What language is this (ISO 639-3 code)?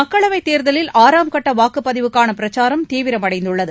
tam